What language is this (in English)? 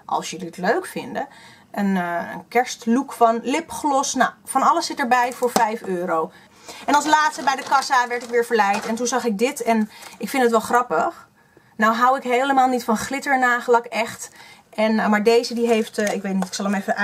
Dutch